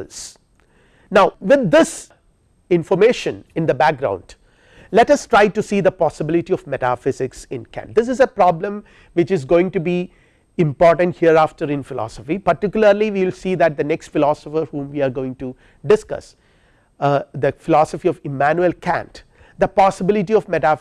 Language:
English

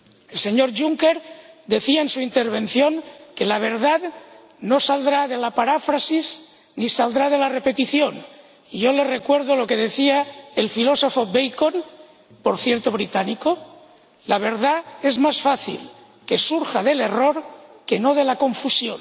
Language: Spanish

